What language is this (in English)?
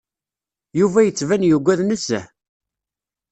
Kabyle